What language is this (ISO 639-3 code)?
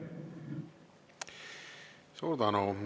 est